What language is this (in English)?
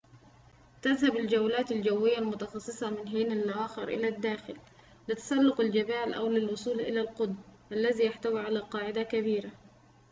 Arabic